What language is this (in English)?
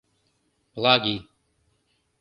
Mari